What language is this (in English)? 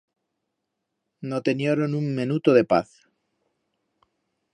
Aragonese